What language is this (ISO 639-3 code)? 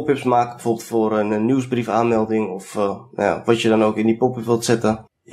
nld